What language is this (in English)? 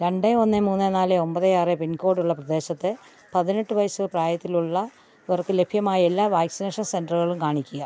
Malayalam